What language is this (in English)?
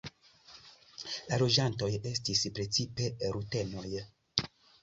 Esperanto